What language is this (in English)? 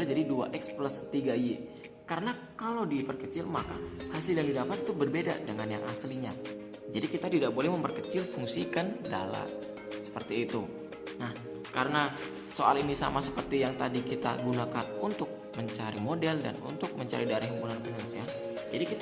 Indonesian